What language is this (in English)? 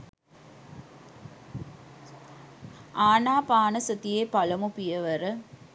Sinhala